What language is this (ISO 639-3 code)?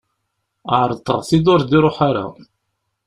kab